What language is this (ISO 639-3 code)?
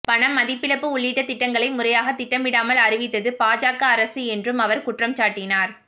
tam